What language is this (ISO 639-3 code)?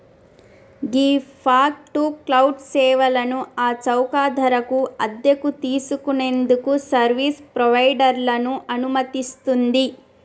tel